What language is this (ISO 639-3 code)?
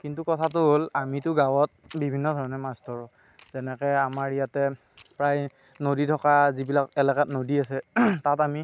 asm